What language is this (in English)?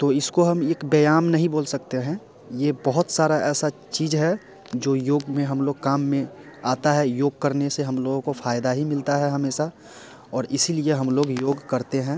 Hindi